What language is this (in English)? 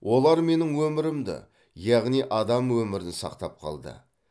Kazakh